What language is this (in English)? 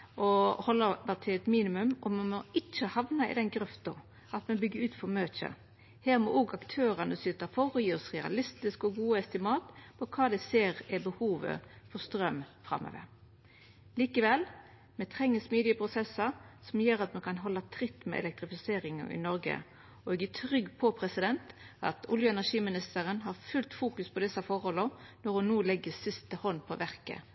Norwegian Nynorsk